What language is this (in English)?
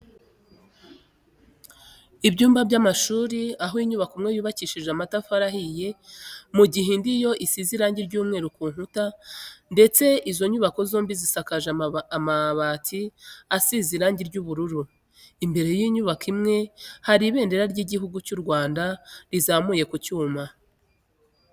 Kinyarwanda